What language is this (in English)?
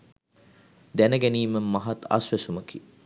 Sinhala